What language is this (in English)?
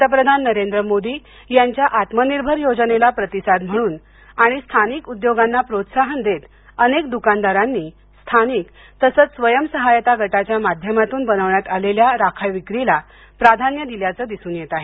Marathi